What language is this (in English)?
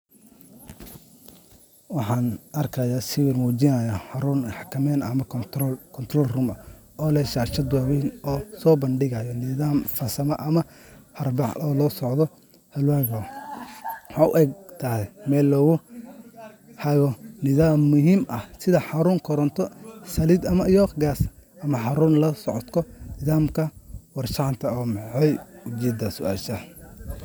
Somali